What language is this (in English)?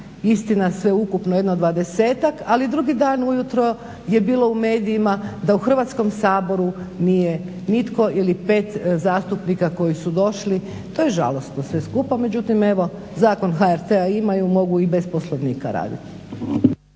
Croatian